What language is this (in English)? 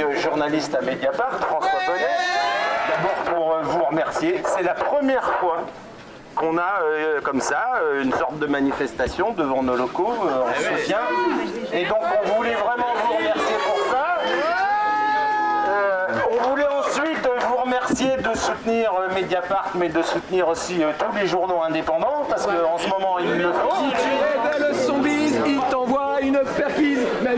French